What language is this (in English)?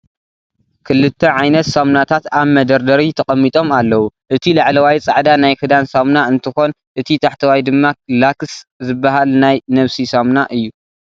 Tigrinya